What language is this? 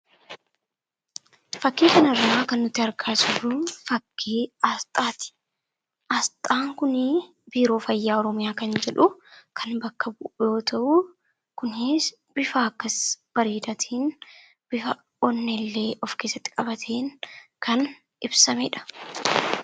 Oromo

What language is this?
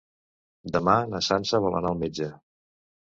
Catalan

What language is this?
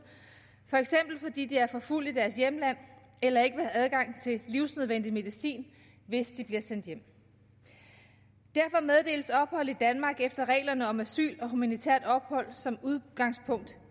Danish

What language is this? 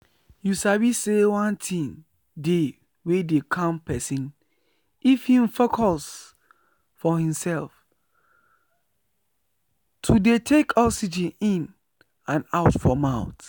Nigerian Pidgin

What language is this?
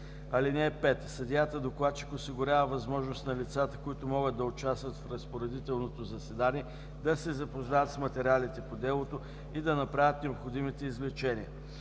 Bulgarian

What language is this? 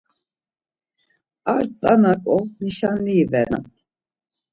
Laz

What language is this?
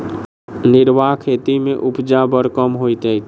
Maithili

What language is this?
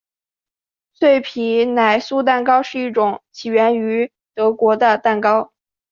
Chinese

